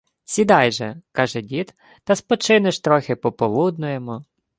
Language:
Ukrainian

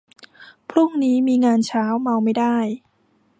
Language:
Thai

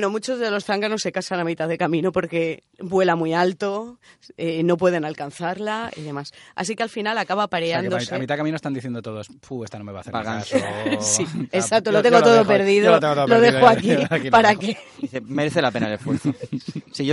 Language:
Spanish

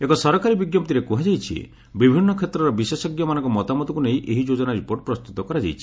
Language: Odia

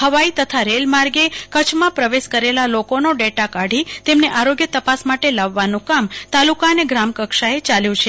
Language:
Gujarati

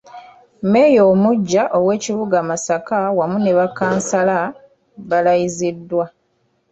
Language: Ganda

